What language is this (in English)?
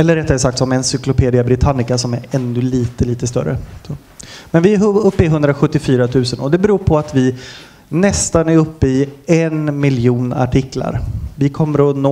Swedish